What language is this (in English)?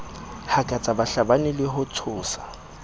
Southern Sotho